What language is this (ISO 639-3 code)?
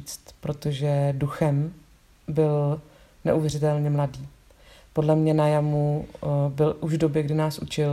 ces